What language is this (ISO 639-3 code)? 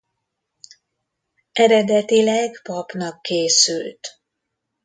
hun